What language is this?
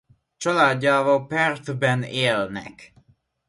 Hungarian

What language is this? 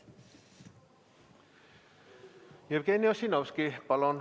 Estonian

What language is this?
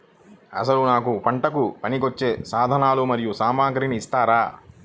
Telugu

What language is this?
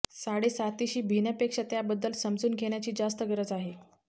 Marathi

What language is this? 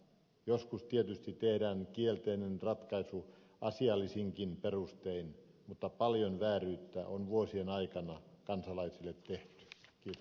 Finnish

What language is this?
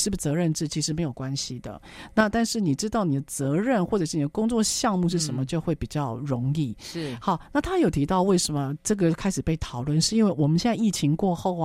Chinese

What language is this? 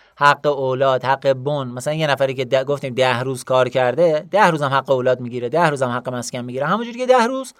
Persian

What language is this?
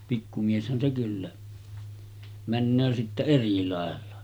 Finnish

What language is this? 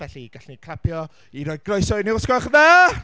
Welsh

